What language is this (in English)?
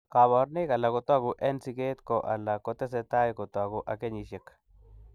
Kalenjin